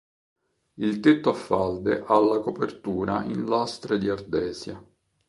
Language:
Italian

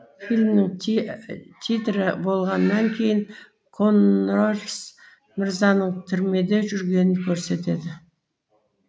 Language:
Kazakh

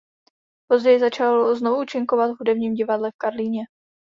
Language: Czech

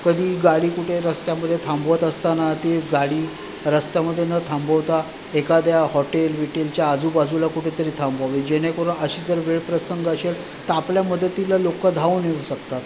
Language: Marathi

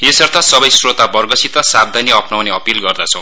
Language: Nepali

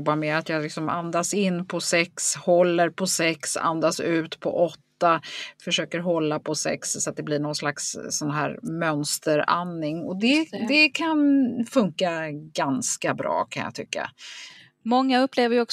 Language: Swedish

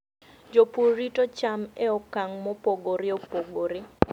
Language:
Luo (Kenya and Tanzania)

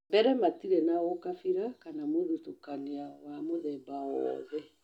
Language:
Kikuyu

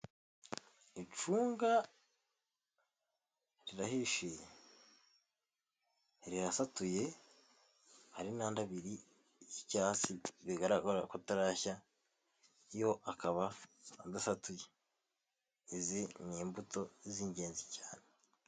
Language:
Kinyarwanda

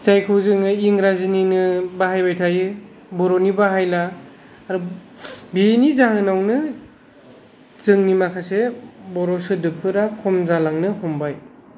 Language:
Bodo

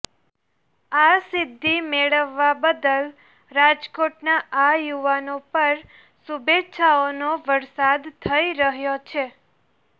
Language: Gujarati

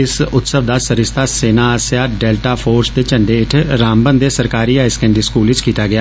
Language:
Dogri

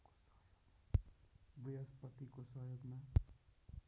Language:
Nepali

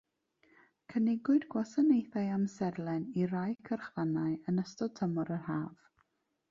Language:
Welsh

